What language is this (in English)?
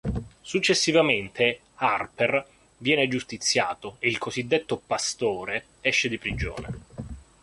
Italian